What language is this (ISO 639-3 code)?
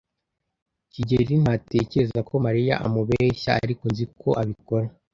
kin